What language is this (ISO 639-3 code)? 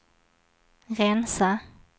swe